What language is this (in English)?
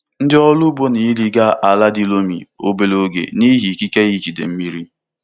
Igbo